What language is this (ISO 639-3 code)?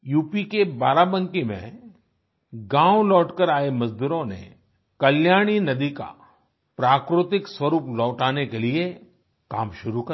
hin